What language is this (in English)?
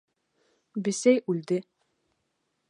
Bashkir